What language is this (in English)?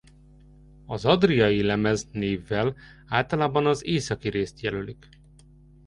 Hungarian